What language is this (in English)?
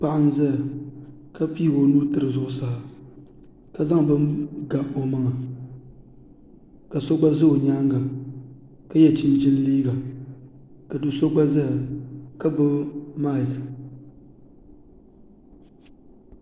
Dagbani